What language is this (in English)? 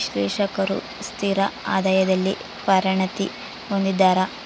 Kannada